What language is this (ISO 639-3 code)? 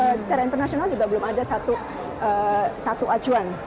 ind